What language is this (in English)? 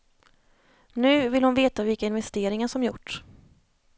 Swedish